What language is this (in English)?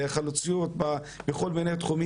Hebrew